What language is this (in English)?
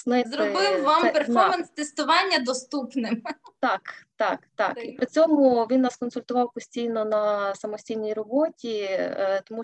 Ukrainian